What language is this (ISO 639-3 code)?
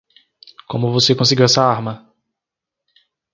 por